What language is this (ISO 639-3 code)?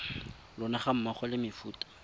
tsn